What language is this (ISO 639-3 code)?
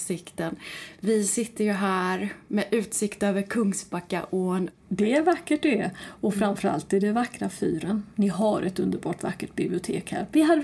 swe